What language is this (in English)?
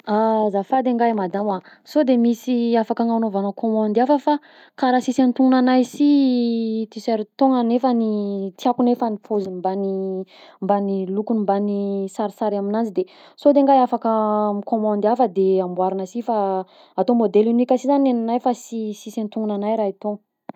Southern Betsimisaraka Malagasy